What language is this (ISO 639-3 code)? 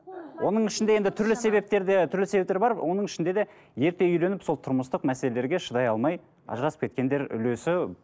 kaz